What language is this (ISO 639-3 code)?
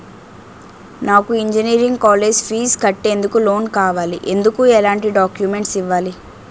tel